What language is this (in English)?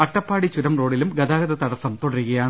Malayalam